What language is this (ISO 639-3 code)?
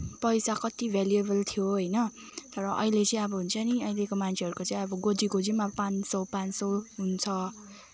nep